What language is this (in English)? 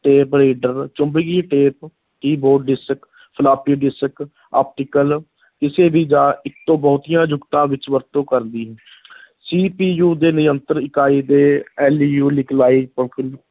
Punjabi